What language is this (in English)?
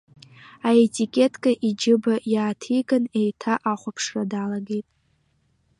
Abkhazian